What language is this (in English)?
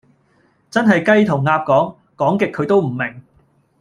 Cantonese